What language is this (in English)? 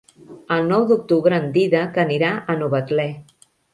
Catalan